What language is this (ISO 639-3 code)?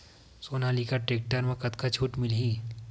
hne